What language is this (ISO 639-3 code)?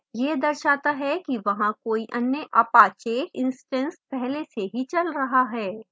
hin